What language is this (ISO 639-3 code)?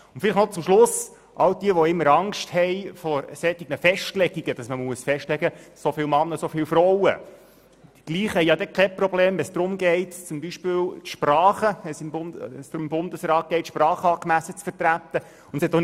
gsw